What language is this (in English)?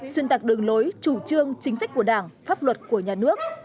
Vietnamese